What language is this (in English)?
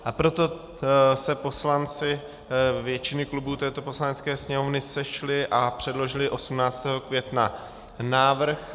Czech